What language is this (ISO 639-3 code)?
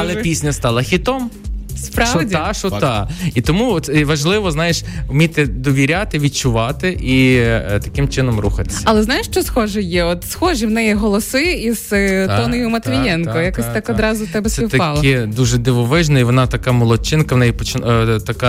ukr